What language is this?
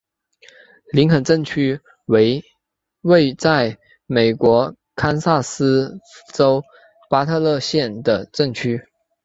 Chinese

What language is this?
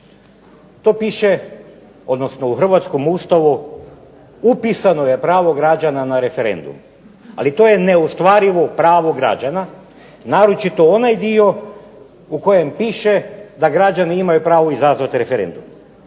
Croatian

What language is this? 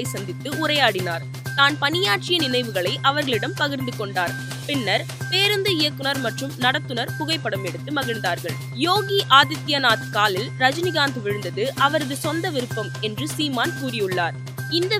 Tamil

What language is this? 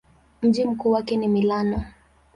Swahili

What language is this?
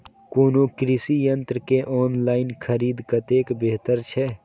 Maithili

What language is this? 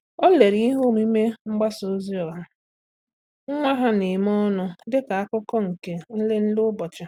Igbo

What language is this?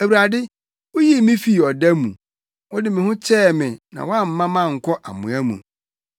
Akan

